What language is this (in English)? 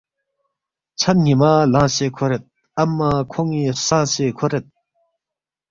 Balti